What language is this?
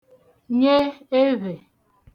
Igbo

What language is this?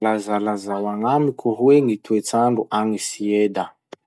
Masikoro Malagasy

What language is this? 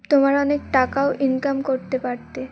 Bangla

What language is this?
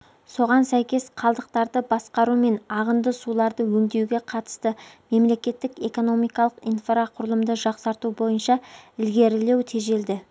Kazakh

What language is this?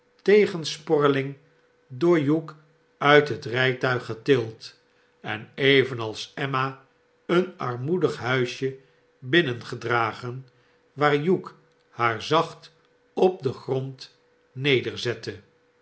Dutch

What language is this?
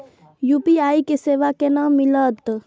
Maithili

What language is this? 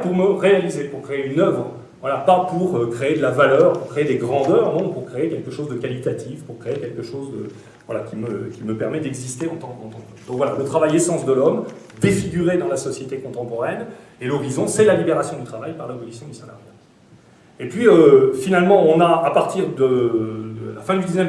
French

